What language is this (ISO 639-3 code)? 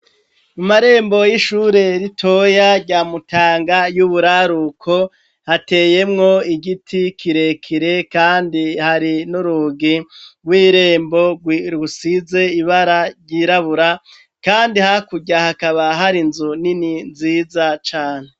run